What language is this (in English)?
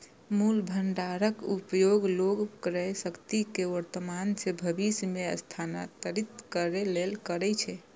Maithili